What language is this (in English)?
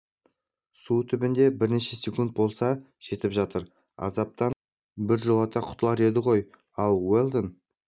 Kazakh